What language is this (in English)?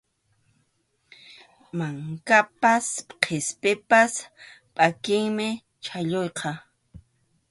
Arequipa-La Unión Quechua